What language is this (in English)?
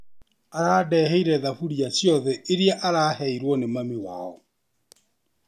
Kikuyu